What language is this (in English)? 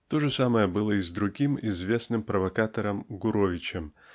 Russian